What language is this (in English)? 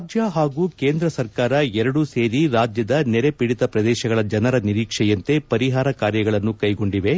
Kannada